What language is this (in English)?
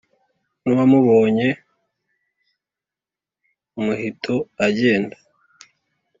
Kinyarwanda